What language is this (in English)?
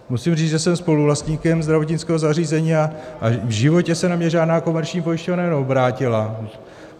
Czech